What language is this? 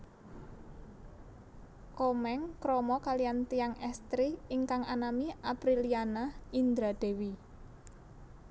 Javanese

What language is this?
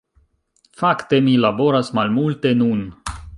Esperanto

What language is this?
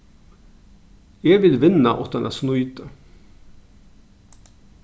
Faroese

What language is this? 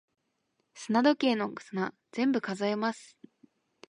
Japanese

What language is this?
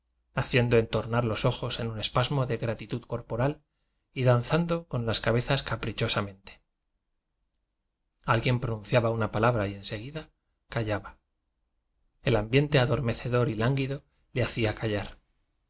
Spanish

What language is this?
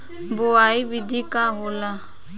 Bhojpuri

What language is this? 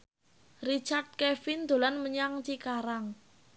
Javanese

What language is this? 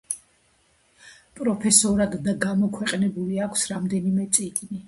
Georgian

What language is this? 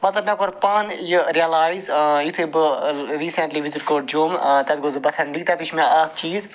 Kashmiri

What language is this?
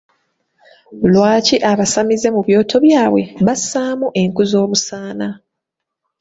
Ganda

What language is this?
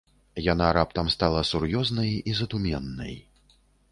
Belarusian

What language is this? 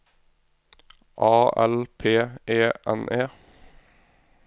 Norwegian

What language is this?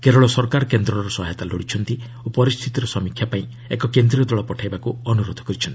Odia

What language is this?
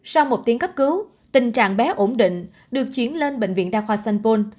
Vietnamese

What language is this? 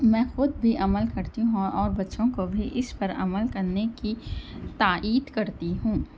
Urdu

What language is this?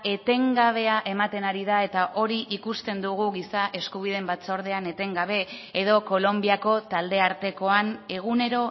Basque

